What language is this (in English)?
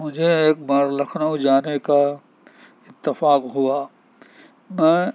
Urdu